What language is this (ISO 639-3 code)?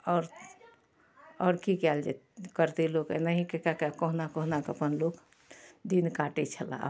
mai